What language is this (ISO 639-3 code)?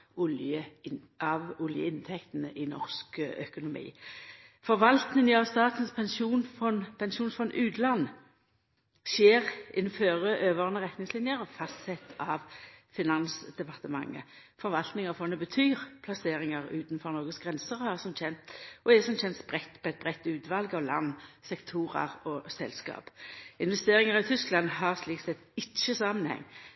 nno